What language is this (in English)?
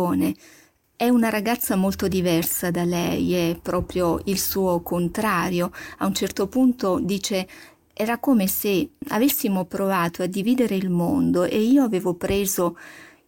Italian